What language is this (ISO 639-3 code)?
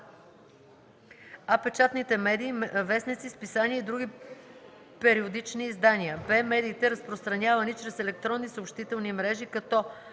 bul